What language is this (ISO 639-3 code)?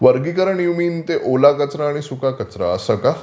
mar